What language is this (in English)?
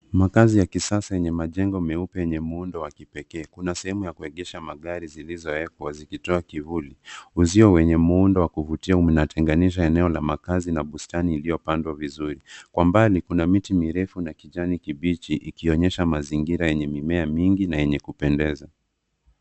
Swahili